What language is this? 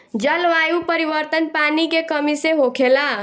Bhojpuri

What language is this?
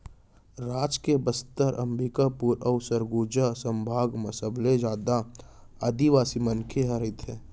Chhattisgarhi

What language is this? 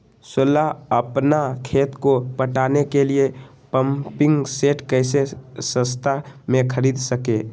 Magahi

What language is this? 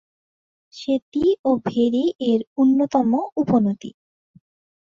Bangla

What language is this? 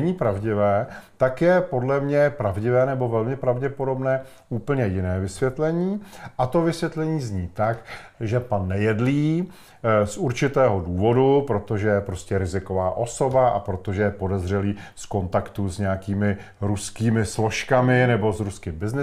Czech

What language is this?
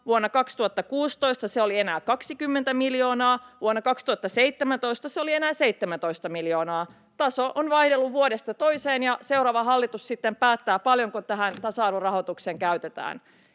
Finnish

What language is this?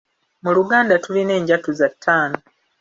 Ganda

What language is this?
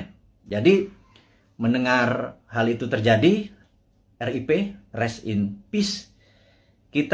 Indonesian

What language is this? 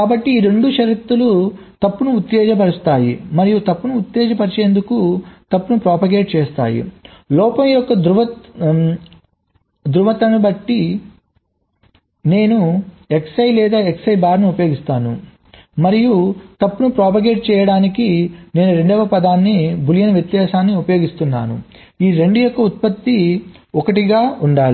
Telugu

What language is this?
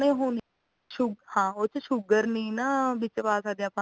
Punjabi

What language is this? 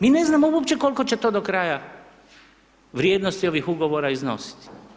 Croatian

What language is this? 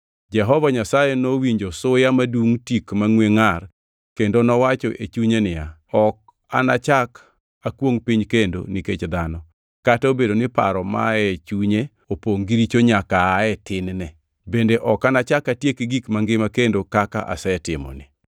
Luo (Kenya and Tanzania)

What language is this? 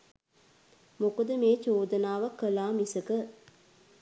Sinhala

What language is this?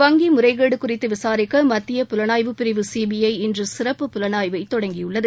Tamil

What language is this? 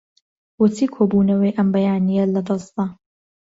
Central Kurdish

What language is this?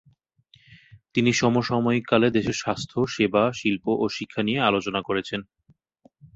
Bangla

